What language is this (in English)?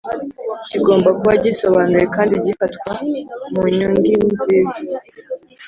Kinyarwanda